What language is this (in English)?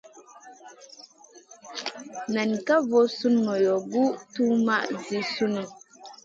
Masana